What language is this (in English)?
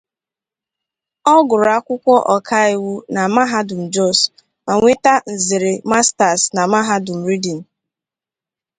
Igbo